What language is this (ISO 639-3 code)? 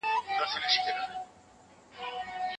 pus